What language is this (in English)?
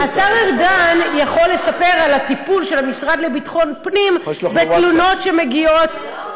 Hebrew